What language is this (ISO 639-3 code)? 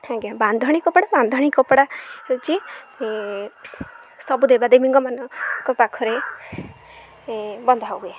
ori